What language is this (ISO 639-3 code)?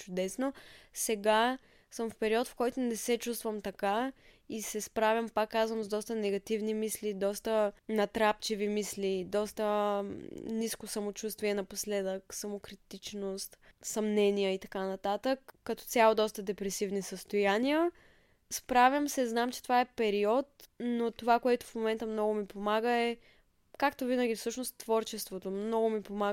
bul